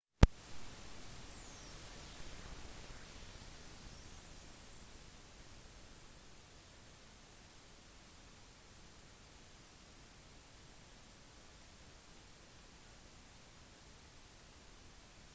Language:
Norwegian Bokmål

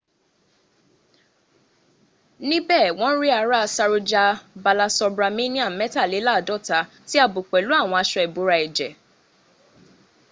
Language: Yoruba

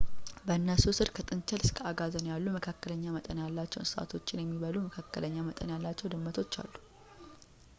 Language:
Amharic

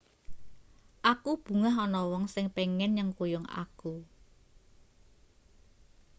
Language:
Javanese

